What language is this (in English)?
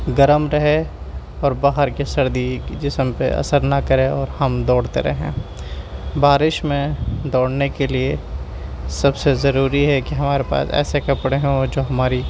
Urdu